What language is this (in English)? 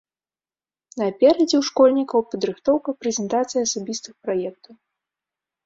Belarusian